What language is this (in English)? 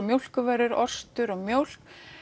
Icelandic